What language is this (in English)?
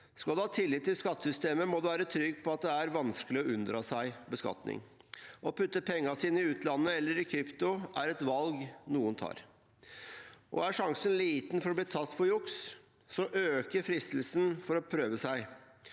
Norwegian